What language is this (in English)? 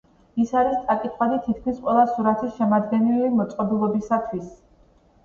Georgian